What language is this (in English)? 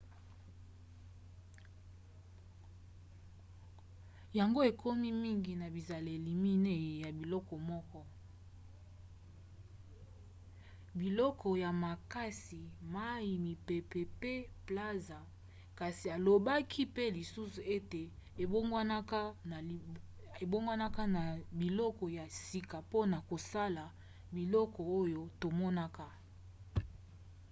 Lingala